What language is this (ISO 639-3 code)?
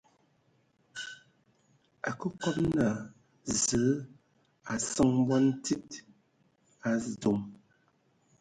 ewo